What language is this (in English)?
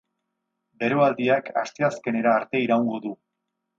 Basque